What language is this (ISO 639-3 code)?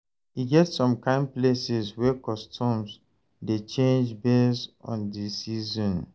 pcm